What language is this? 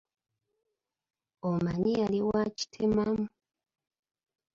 Ganda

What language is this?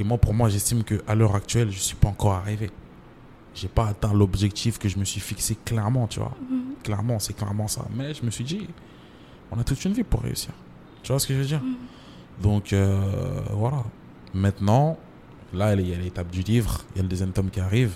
French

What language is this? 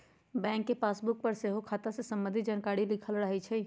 Magahi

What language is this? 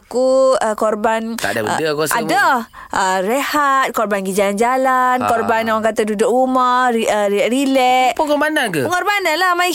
Malay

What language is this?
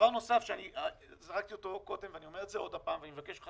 Hebrew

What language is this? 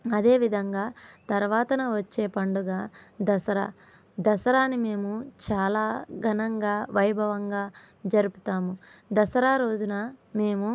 Telugu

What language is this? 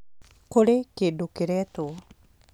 Kikuyu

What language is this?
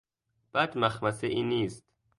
Persian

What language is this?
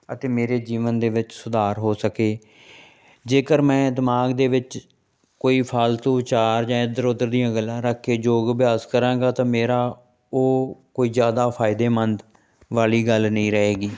Punjabi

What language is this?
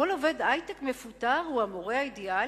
Hebrew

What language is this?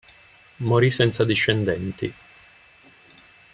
Italian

